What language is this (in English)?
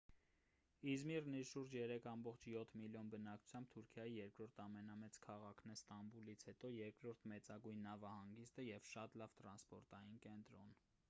Armenian